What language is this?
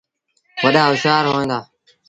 Sindhi Bhil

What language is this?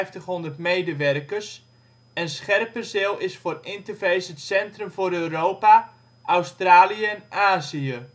Dutch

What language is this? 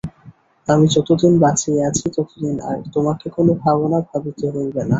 Bangla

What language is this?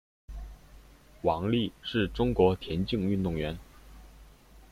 Chinese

